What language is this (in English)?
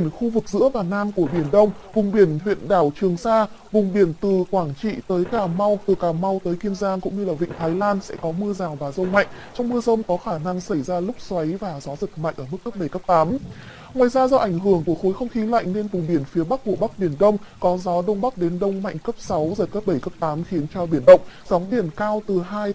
Vietnamese